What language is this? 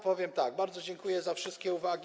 Polish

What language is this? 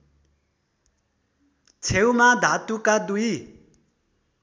Nepali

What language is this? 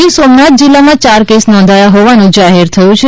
Gujarati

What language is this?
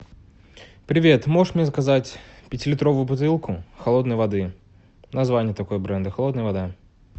Russian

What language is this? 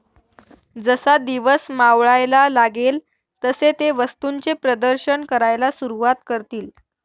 Marathi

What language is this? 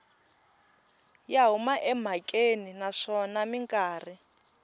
Tsonga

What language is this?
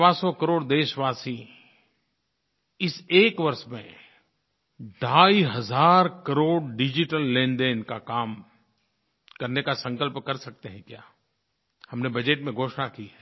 Hindi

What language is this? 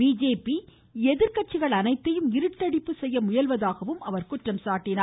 Tamil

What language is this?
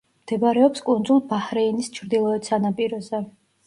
Georgian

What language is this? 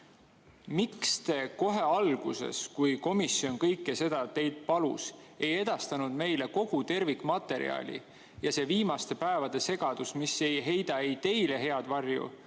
Estonian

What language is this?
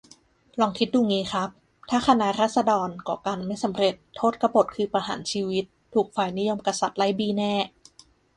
Thai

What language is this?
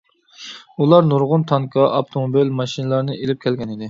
Uyghur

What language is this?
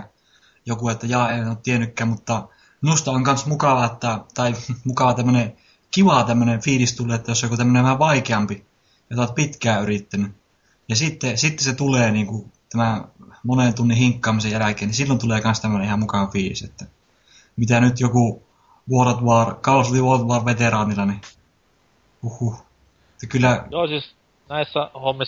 Finnish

